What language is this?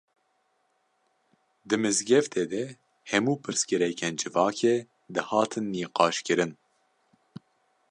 Kurdish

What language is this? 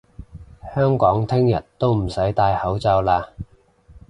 Cantonese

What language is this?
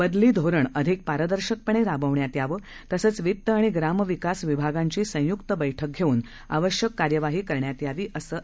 Marathi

